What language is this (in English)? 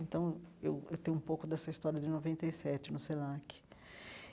Portuguese